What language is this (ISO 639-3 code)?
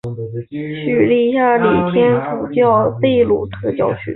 zho